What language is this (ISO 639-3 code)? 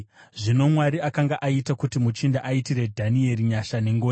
sna